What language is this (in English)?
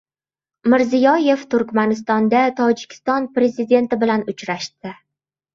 Uzbek